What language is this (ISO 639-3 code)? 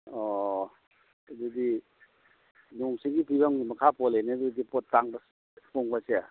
mni